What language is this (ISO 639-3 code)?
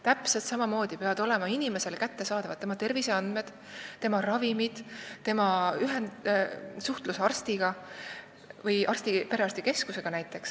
est